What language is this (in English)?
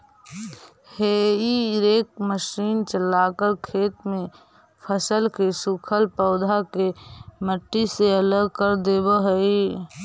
Magahi